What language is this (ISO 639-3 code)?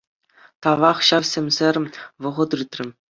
chv